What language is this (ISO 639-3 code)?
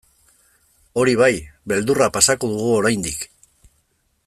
eus